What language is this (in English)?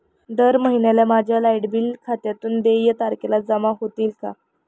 Marathi